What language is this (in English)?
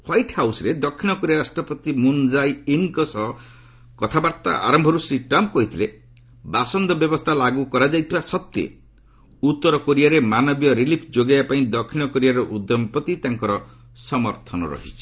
Odia